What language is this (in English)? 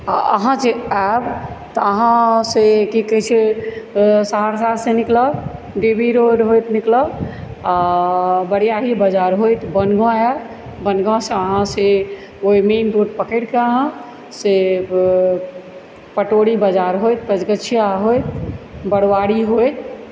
Maithili